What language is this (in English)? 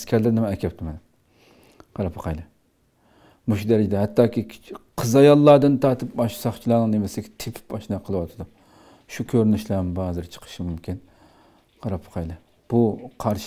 Turkish